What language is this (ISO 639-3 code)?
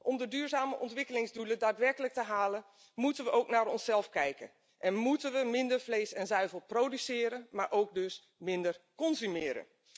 nld